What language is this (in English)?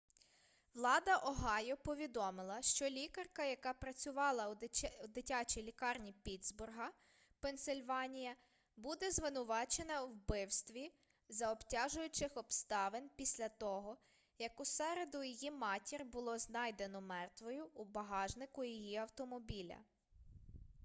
Ukrainian